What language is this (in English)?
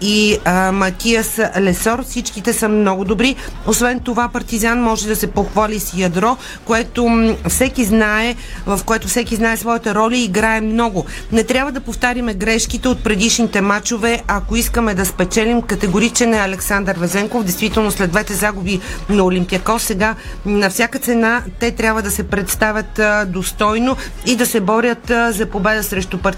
Bulgarian